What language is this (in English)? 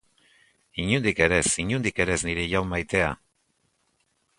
Basque